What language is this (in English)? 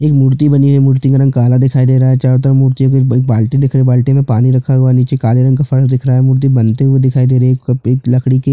Hindi